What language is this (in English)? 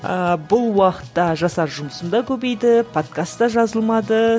Kazakh